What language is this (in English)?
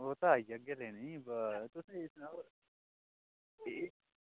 Dogri